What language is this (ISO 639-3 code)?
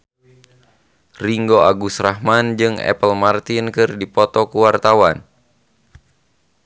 sun